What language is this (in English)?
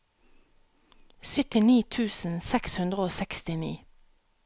Norwegian